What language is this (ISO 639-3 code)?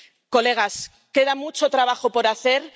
spa